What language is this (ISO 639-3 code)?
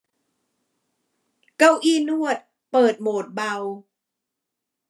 tha